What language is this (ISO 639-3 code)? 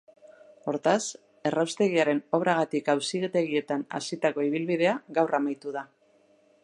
eus